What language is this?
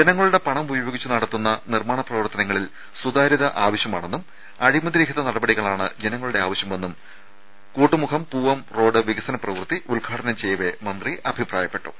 Malayalam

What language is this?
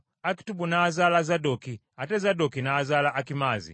Ganda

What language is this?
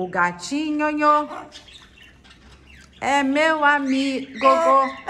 Portuguese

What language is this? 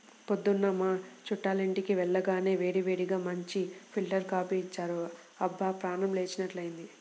Telugu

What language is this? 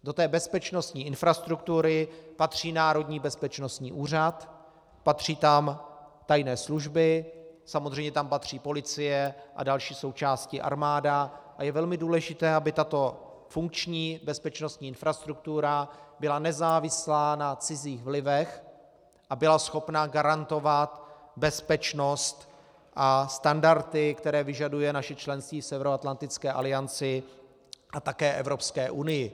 Czech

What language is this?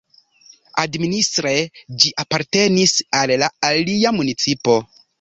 Esperanto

